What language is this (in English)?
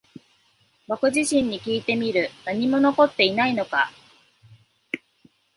Japanese